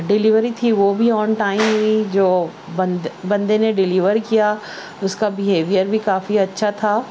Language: Urdu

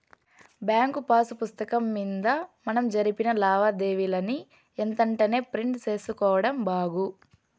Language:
Telugu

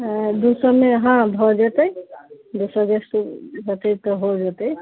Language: Maithili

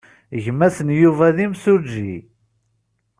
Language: Kabyle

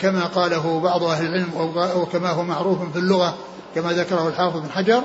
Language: Arabic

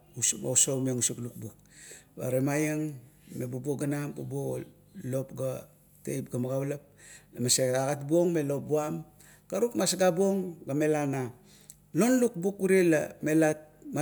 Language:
Kuot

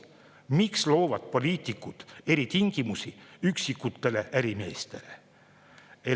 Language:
Estonian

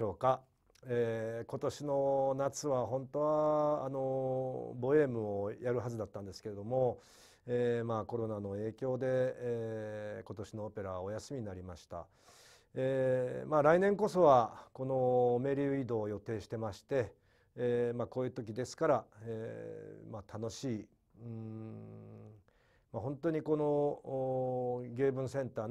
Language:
Japanese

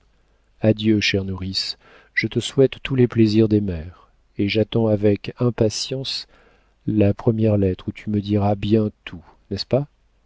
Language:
French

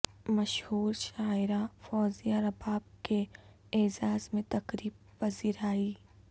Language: Urdu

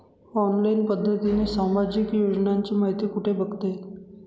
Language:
Marathi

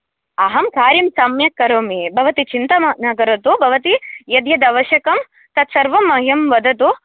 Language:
Sanskrit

